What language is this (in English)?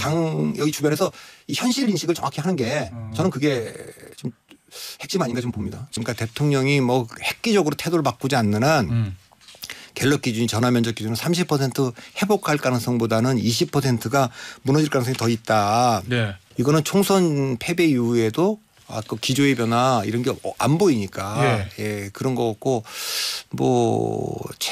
Korean